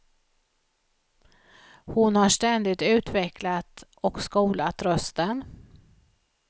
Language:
Swedish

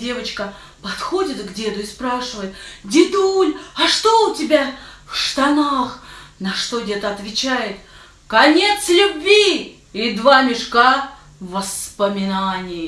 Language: Russian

